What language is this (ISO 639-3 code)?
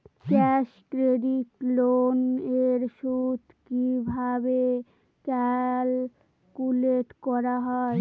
ben